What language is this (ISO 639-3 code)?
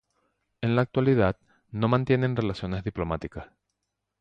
spa